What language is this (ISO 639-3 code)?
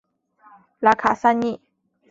zho